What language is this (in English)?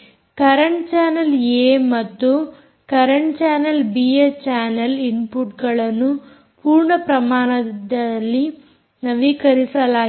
Kannada